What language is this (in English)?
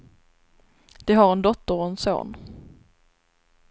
Swedish